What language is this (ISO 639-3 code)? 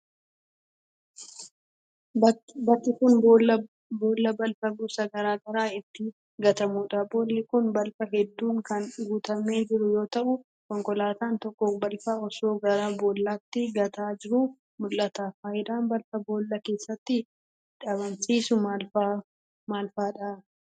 orm